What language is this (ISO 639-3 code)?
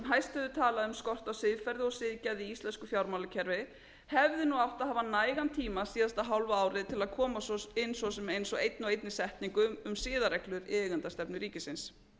isl